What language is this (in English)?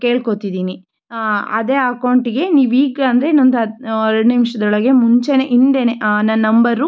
Kannada